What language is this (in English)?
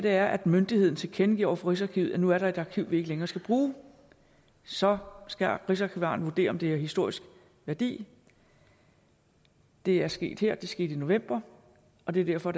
Danish